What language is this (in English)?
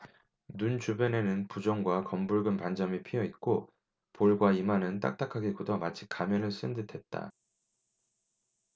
Korean